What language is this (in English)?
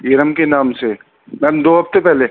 Urdu